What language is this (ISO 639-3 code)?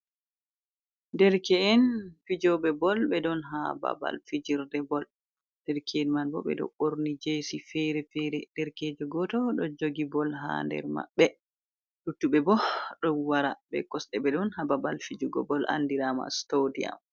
ful